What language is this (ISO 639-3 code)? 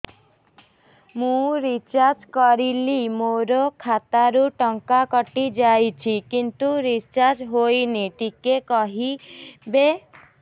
ori